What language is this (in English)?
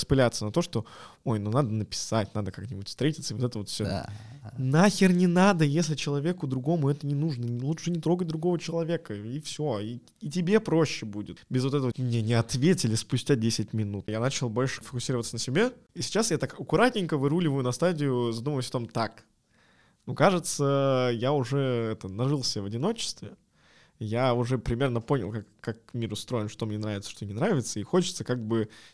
Russian